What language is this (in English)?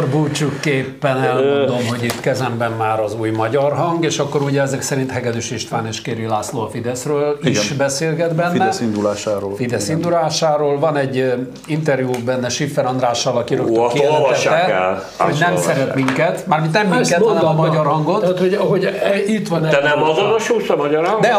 Hungarian